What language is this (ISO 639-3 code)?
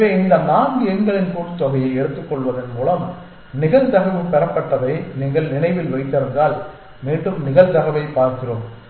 tam